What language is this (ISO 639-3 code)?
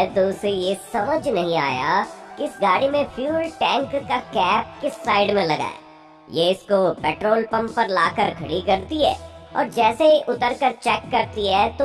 hin